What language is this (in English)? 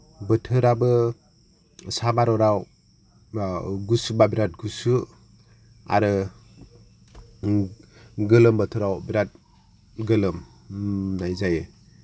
Bodo